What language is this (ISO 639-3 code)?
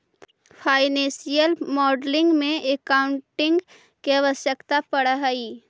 mag